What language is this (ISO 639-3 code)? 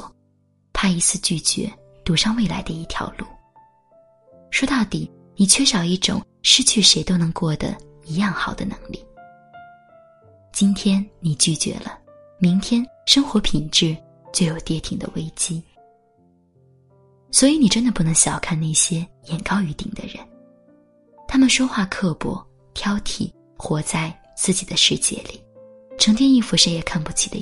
zho